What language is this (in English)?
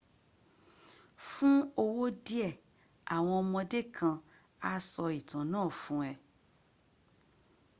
Yoruba